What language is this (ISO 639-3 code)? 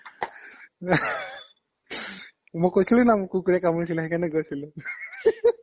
asm